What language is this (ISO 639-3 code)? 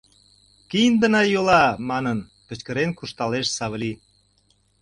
chm